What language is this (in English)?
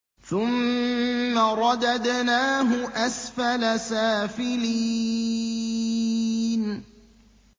Arabic